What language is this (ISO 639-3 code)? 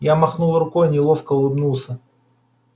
rus